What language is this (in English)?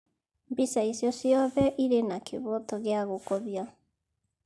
Kikuyu